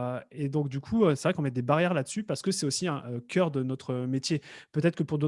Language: French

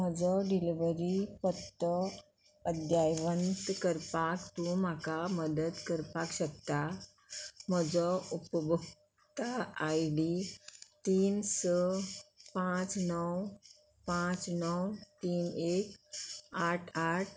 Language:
Konkani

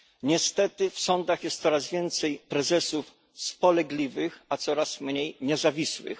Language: Polish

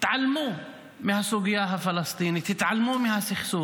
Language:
Hebrew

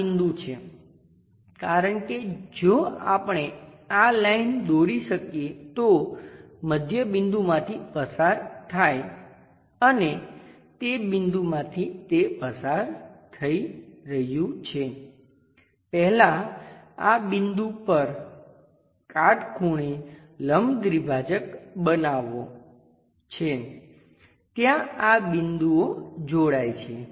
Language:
Gujarati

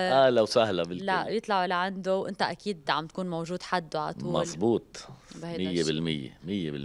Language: Arabic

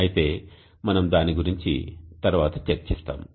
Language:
Telugu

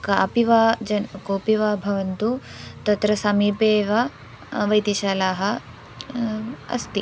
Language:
Sanskrit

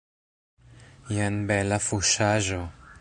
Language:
Esperanto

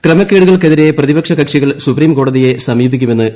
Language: Malayalam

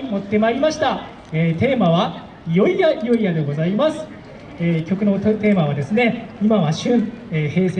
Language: Japanese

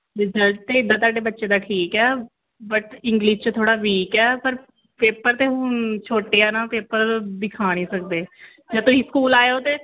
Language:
Punjabi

